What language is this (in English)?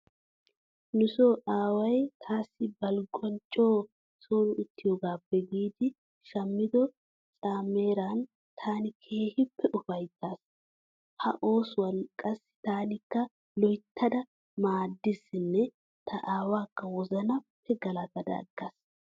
Wolaytta